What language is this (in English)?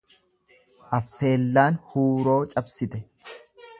Oromo